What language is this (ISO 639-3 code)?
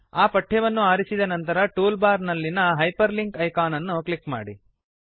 kan